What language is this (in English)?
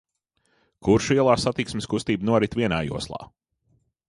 Latvian